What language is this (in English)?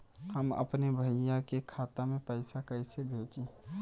Bhojpuri